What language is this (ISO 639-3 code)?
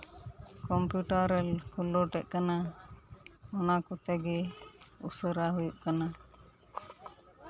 sat